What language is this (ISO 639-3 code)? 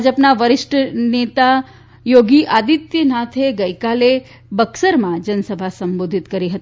guj